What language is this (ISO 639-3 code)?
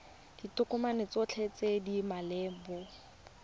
tsn